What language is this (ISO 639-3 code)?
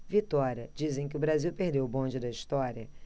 por